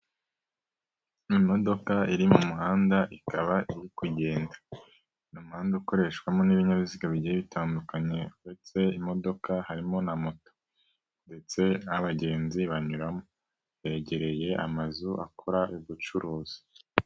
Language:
Kinyarwanda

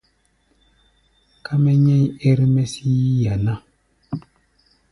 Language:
Gbaya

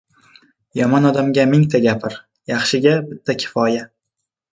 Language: Uzbek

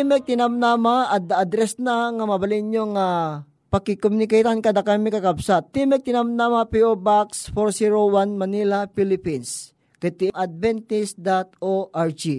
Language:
Filipino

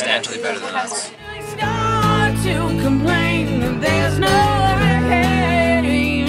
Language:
English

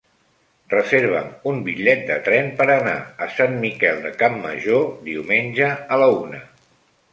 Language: Catalan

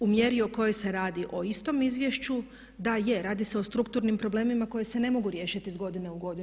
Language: Croatian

